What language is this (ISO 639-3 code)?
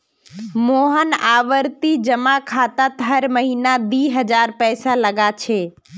mag